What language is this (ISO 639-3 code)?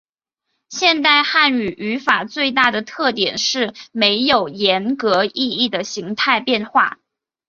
zho